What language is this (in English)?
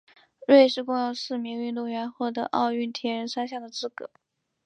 Chinese